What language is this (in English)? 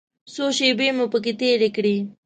Pashto